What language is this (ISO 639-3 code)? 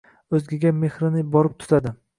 uzb